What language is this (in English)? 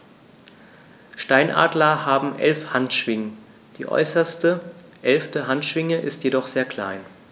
German